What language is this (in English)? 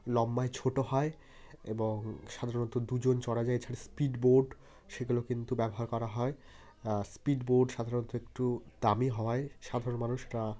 Bangla